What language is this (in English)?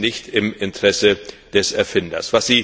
German